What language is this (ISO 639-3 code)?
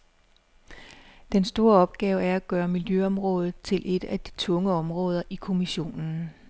dan